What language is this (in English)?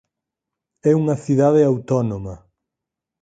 Galician